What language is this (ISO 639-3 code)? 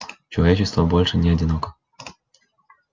rus